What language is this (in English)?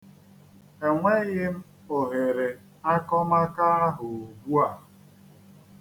Igbo